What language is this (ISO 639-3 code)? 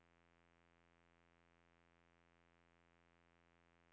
nor